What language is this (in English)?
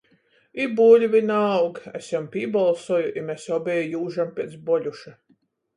Latgalian